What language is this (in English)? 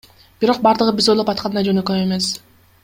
Kyrgyz